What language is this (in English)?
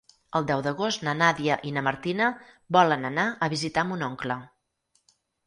Catalan